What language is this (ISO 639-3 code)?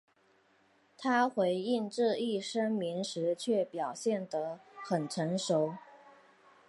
zho